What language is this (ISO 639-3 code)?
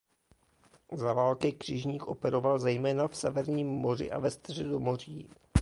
ces